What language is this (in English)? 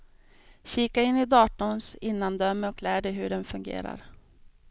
Swedish